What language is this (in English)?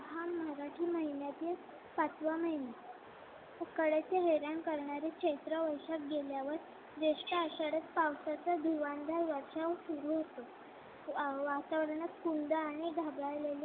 Marathi